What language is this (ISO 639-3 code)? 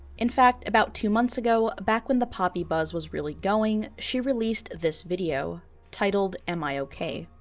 eng